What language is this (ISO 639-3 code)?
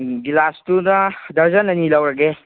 mni